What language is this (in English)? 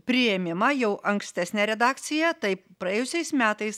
Lithuanian